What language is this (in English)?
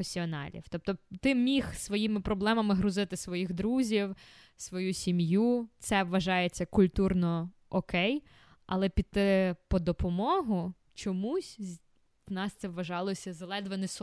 Ukrainian